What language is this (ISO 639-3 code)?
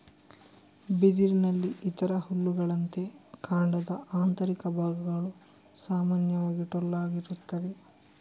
kan